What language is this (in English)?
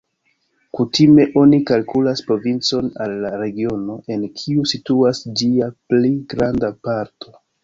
Esperanto